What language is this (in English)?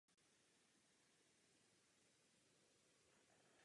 Czech